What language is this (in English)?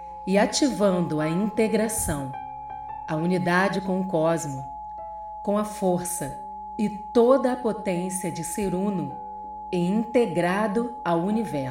Portuguese